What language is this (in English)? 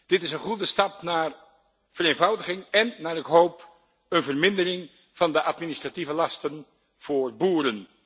Dutch